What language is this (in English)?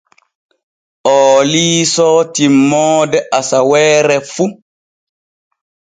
Borgu Fulfulde